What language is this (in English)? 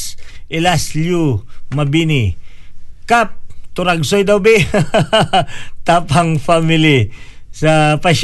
Filipino